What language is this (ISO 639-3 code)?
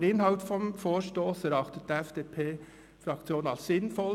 gsw